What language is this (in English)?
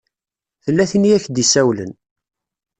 Kabyle